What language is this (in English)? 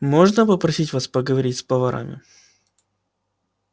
Russian